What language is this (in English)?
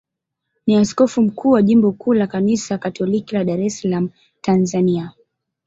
Swahili